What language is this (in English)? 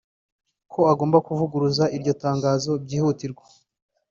Kinyarwanda